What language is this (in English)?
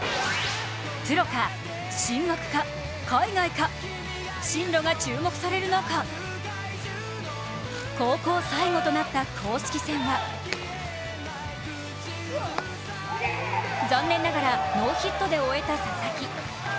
Japanese